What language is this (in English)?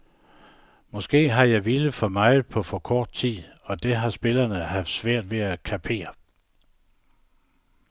Danish